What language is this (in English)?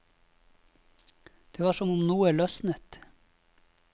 Norwegian